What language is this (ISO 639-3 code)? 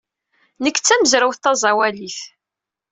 kab